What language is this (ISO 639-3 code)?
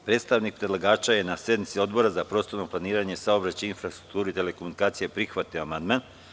srp